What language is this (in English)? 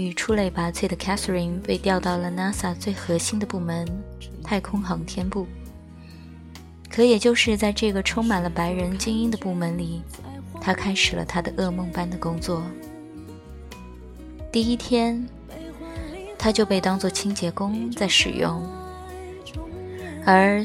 Chinese